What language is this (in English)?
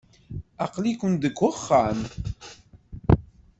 Kabyle